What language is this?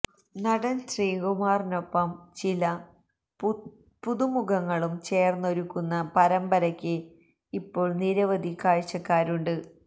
Malayalam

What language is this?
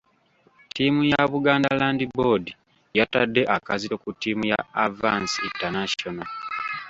Ganda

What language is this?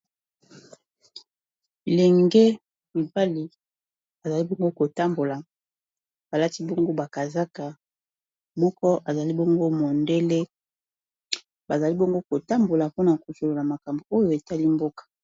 Lingala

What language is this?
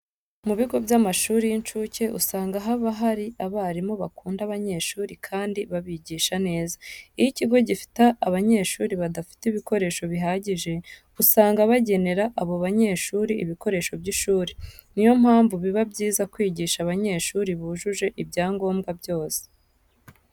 Kinyarwanda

